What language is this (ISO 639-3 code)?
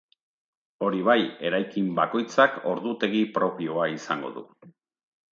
eus